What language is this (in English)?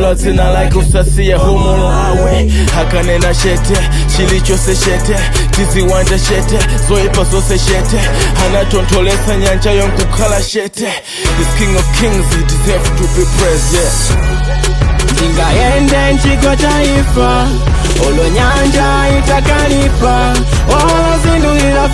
Indonesian